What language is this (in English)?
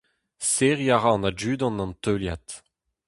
Breton